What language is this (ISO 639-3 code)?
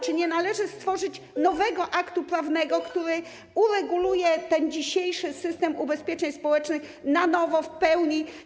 pol